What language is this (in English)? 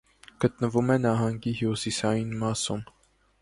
Armenian